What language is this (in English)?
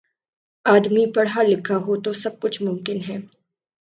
Urdu